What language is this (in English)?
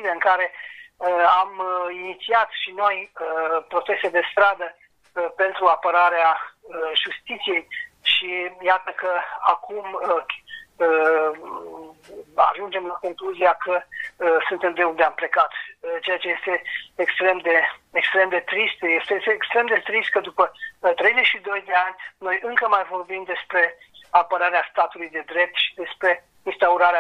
Romanian